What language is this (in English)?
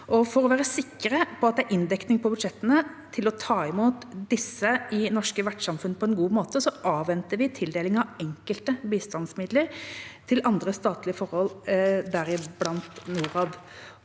Norwegian